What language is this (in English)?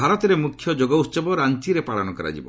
Odia